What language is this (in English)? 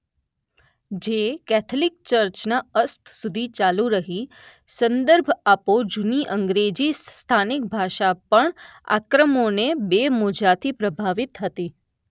Gujarati